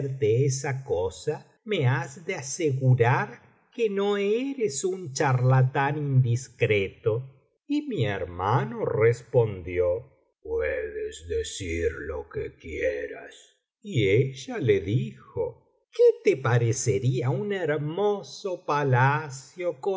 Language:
Spanish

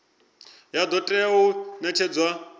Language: Venda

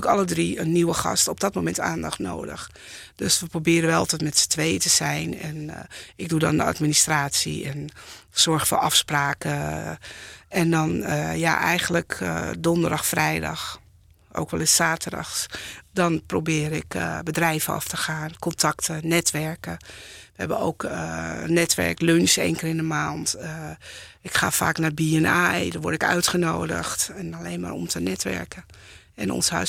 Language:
Dutch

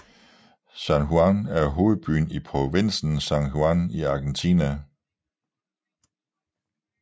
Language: Danish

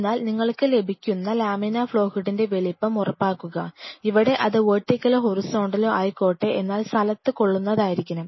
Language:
Malayalam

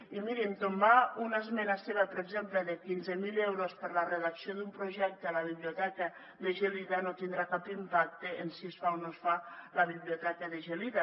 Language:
Catalan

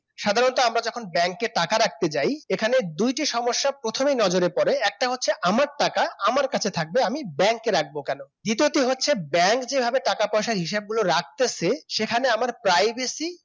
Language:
Bangla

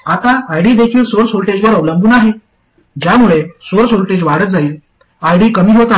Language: Marathi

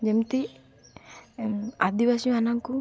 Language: Odia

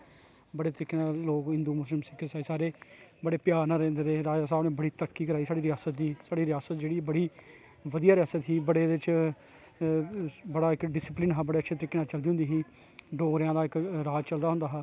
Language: Dogri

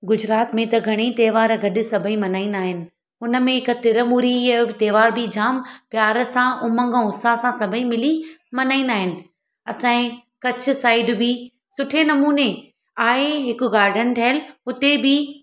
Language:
Sindhi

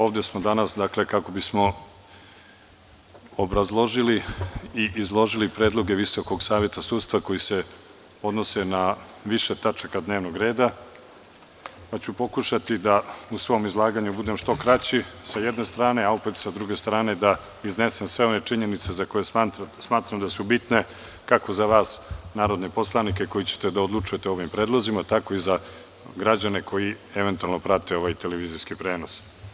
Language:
Serbian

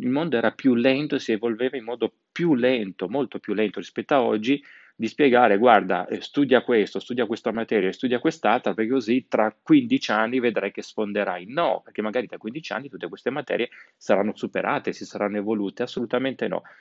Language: Italian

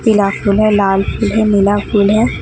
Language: Hindi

